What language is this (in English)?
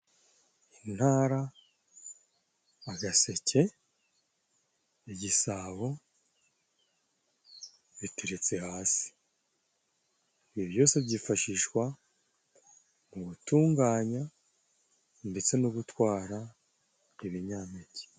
Kinyarwanda